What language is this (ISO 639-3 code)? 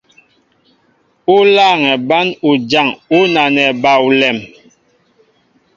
mbo